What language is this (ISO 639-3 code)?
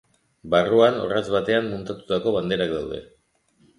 eus